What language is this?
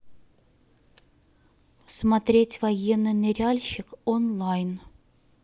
Russian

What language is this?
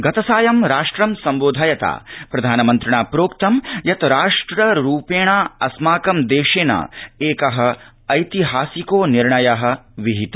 Sanskrit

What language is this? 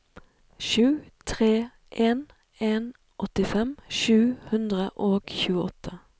Norwegian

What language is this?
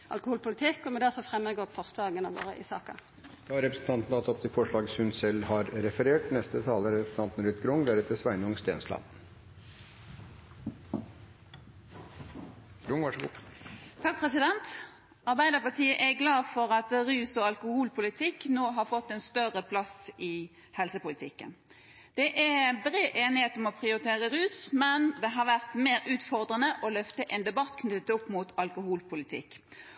Norwegian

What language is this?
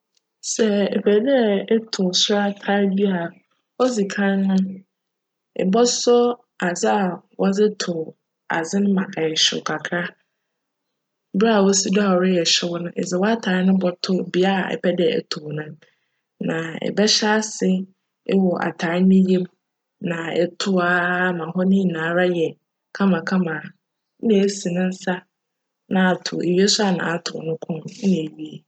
Akan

